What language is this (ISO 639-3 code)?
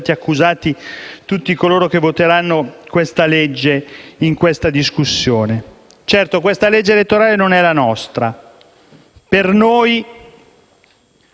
ita